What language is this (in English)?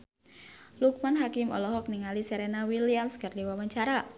Sundanese